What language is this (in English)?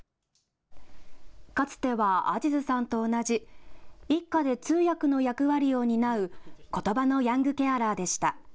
Japanese